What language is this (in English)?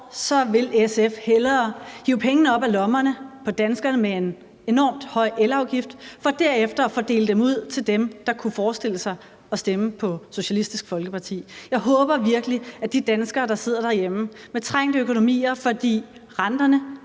Danish